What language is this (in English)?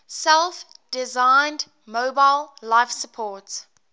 English